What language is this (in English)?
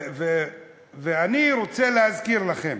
Hebrew